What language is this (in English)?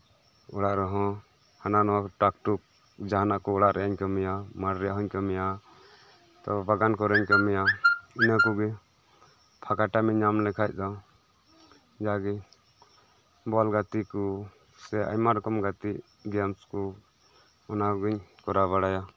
Santali